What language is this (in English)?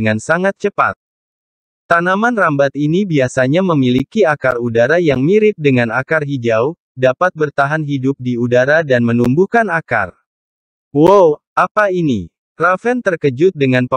Indonesian